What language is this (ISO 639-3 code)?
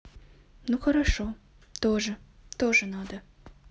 rus